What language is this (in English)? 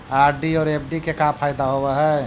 Magahi